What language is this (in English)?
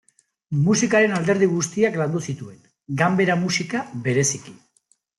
Basque